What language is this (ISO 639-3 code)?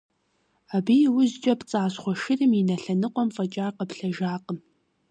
kbd